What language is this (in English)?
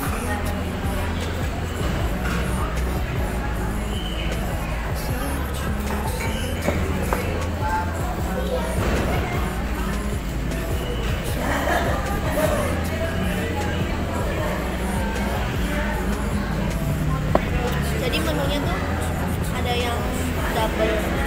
Indonesian